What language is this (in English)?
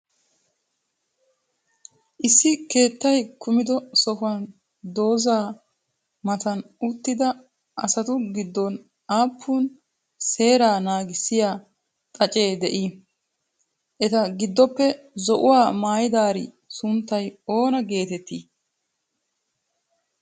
Wolaytta